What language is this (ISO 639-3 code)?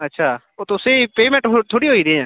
doi